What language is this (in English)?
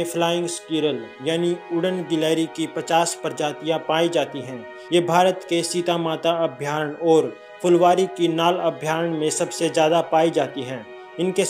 Hindi